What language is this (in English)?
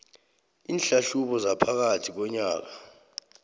South Ndebele